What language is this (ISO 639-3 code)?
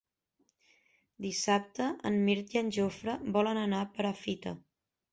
cat